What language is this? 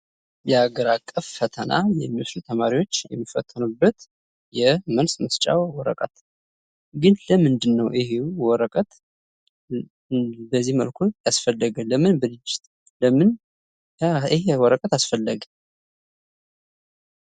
Amharic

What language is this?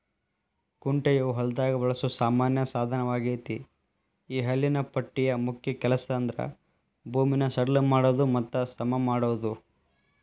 Kannada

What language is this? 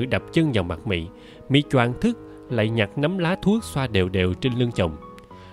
Vietnamese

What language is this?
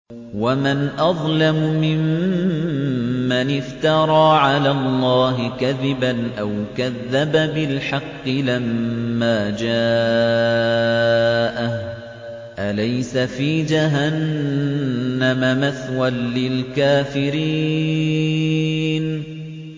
Arabic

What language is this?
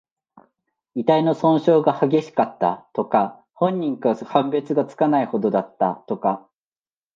Japanese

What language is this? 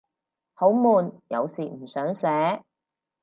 Cantonese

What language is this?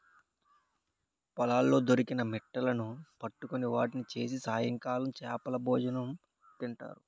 Telugu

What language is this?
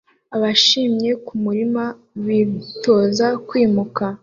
Kinyarwanda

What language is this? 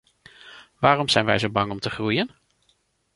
Dutch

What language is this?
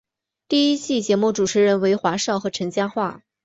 Chinese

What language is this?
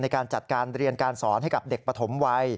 Thai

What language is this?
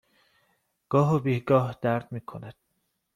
Persian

